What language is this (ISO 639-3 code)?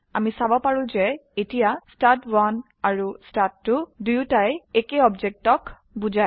asm